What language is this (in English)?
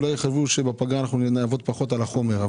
Hebrew